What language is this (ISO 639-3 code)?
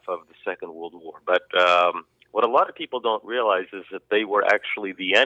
eng